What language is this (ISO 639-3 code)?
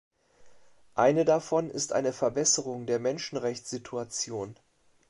deu